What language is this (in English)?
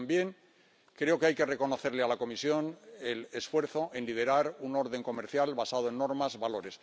Spanish